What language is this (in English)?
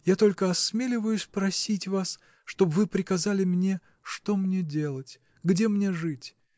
Russian